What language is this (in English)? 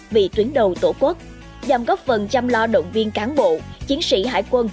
Vietnamese